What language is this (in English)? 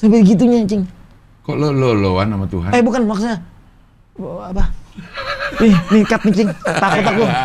Indonesian